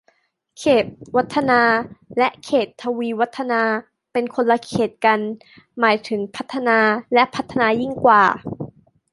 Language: Thai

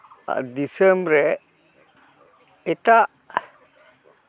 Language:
Santali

